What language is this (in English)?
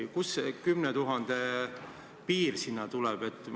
Estonian